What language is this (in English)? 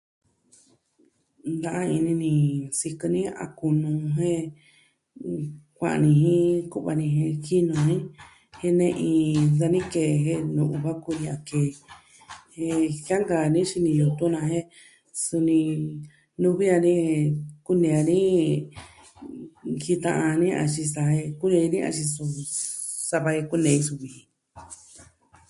Southwestern Tlaxiaco Mixtec